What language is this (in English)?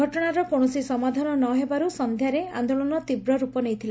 Odia